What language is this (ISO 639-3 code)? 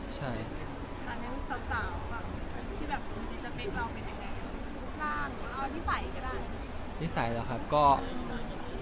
tha